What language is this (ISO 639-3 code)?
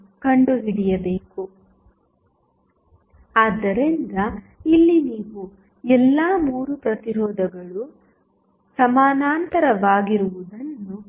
kan